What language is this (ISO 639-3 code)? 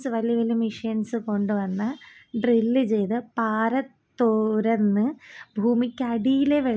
mal